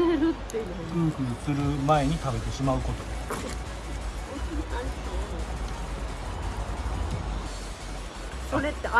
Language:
Japanese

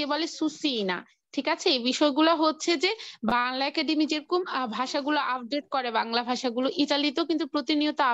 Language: Italian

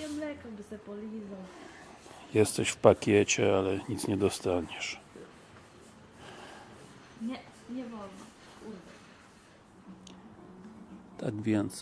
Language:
Polish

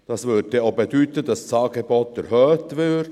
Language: Swiss German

